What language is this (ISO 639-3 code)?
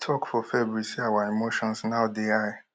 pcm